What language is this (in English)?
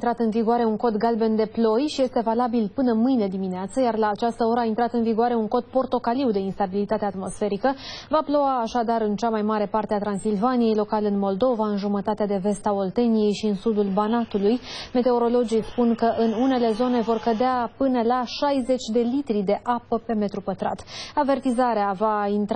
Romanian